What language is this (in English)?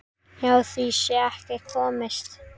Icelandic